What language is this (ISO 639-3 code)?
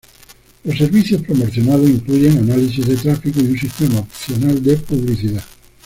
spa